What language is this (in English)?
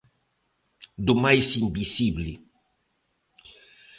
Galician